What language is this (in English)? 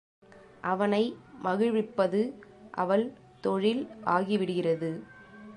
Tamil